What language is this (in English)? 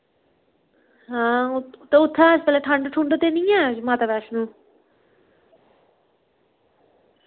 Dogri